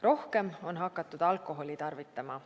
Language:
Estonian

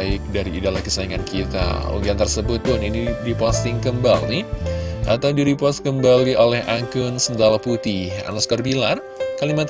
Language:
Indonesian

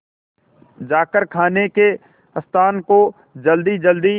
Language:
Hindi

